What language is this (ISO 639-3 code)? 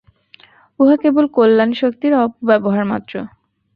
ben